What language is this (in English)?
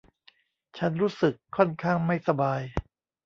Thai